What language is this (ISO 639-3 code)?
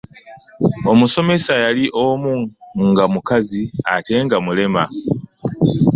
lug